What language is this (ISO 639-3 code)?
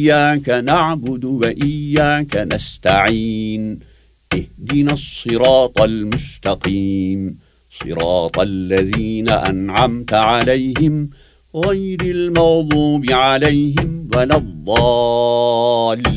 tur